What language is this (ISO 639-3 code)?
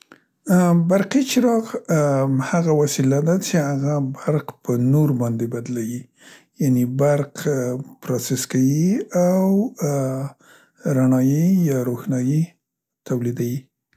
pst